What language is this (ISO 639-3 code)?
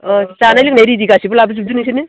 brx